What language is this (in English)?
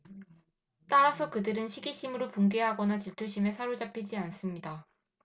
Korean